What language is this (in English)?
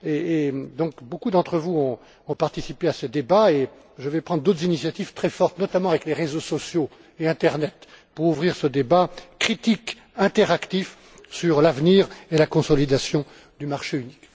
French